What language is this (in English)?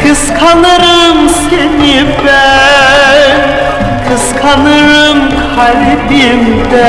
Turkish